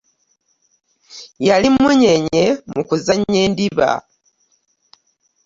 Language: Ganda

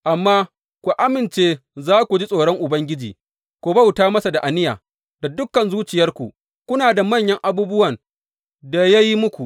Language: Hausa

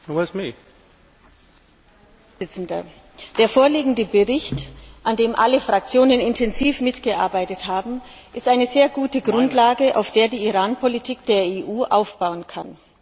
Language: German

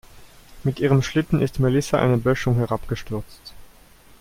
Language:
German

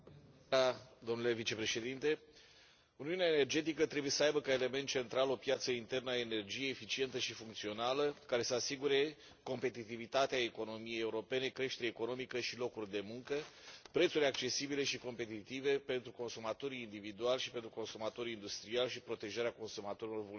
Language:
Romanian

